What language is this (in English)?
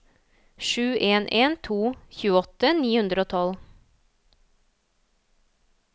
Norwegian